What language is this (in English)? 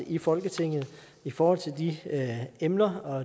Danish